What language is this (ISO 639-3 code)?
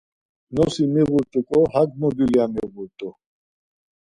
lzz